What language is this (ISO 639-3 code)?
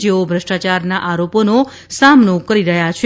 guj